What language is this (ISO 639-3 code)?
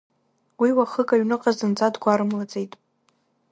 abk